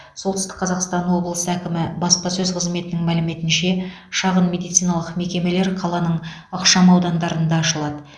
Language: Kazakh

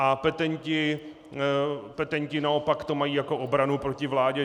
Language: Czech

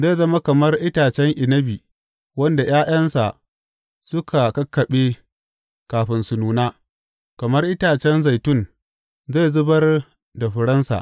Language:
Hausa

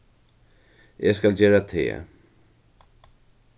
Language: Faroese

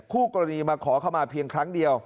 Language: Thai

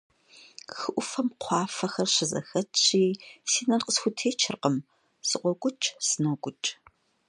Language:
Kabardian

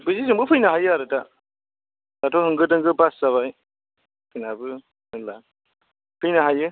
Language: Bodo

